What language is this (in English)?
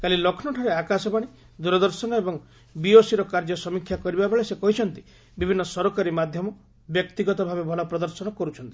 Odia